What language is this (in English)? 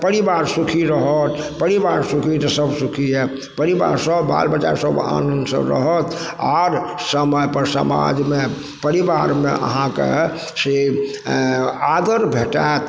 Maithili